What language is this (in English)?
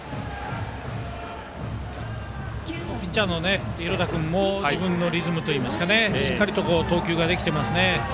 Japanese